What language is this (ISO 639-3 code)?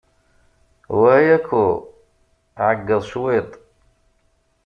kab